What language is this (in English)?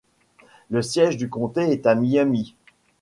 French